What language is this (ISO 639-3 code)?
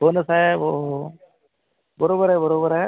mar